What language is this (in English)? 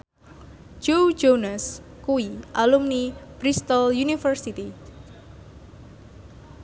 Javanese